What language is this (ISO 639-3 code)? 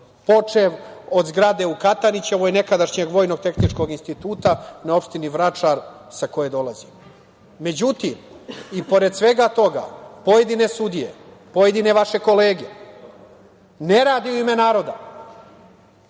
srp